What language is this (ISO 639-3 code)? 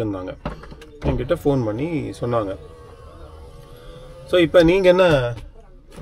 tam